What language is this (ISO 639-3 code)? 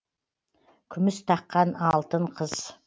kaz